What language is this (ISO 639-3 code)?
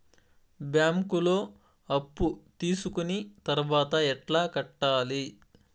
tel